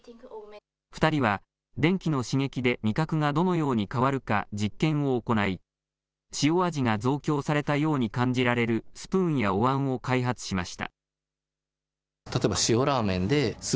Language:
Japanese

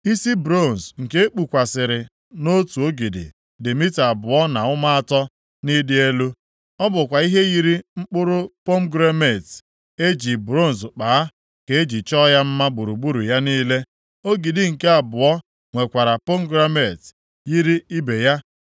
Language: Igbo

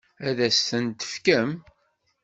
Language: Kabyle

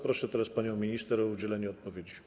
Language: Polish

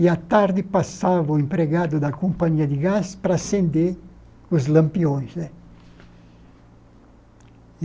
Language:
Portuguese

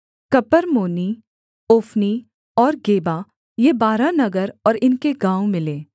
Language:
Hindi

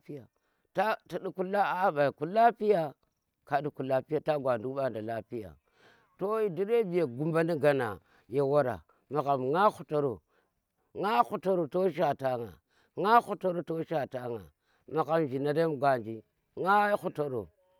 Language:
Tera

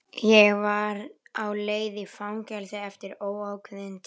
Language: Icelandic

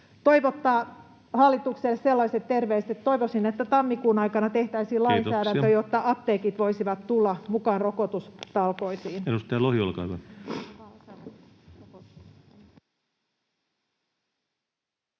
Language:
Finnish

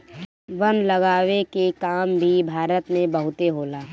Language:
Bhojpuri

